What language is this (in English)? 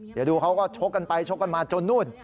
Thai